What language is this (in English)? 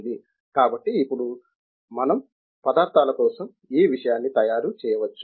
Telugu